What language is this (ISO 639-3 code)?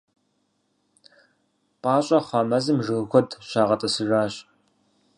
kbd